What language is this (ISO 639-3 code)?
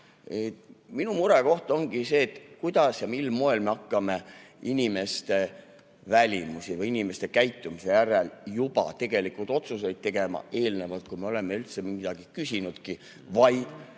est